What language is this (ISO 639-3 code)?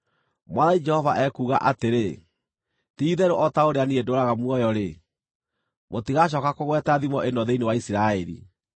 kik